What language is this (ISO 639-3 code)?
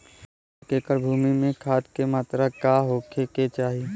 bho